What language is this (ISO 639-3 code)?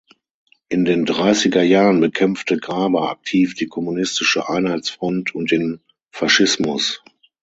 deu